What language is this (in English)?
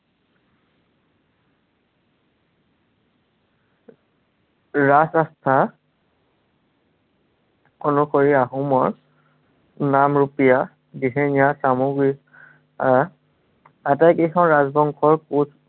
Assamese